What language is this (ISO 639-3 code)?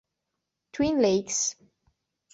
ita